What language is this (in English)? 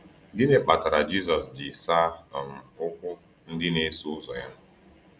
Igbo